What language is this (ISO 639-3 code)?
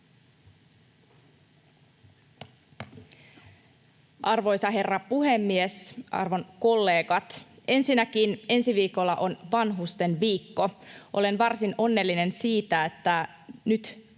fin